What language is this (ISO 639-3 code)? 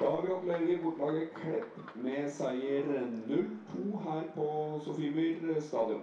nor